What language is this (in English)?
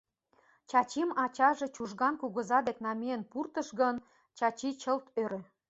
Mari